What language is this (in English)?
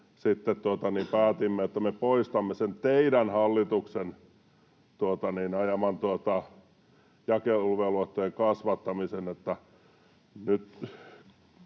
Finnish